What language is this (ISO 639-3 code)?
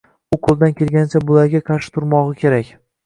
uzb